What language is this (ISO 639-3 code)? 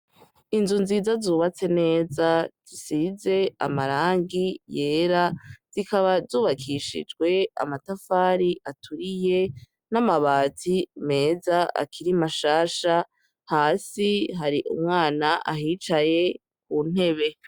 run